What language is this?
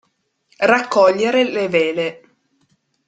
Italian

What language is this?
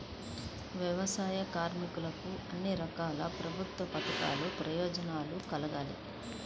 Telugu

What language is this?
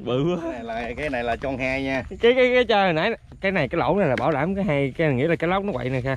Vietnamese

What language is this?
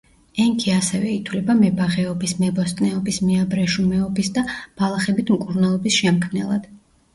Georgian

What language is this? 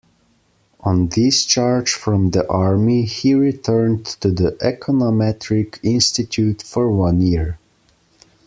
English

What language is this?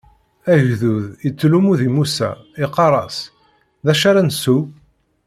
Kabyle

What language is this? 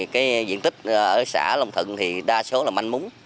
Vietnamese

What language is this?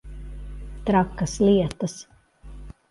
Latvian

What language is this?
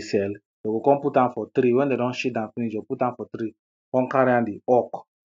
Nigerian Pidgin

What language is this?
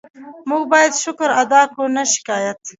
Pashto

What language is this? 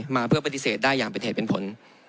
Thai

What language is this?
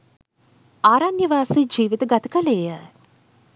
Sinhala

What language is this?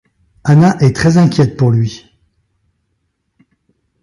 French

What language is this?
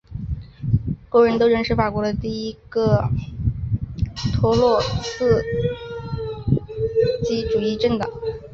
Chinese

